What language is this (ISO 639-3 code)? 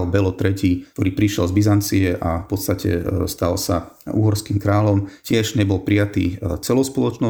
slk